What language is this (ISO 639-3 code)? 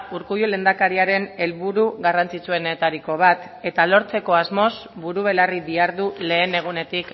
eus